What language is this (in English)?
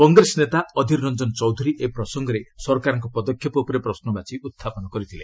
Odia